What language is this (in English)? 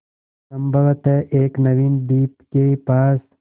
Hindi